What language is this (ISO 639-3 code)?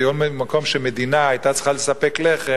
heb